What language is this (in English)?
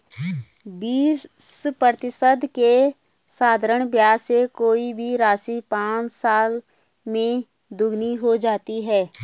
Hindi